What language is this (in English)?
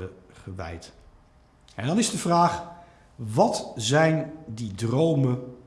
Dutch